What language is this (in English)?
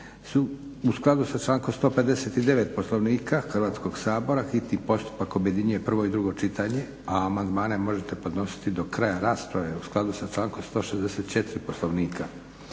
Croatian